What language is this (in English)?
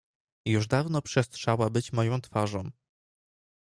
Polish